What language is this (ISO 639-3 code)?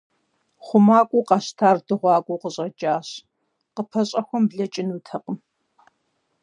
kbd